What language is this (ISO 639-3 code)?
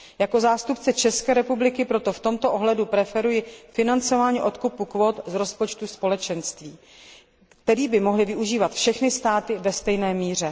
ces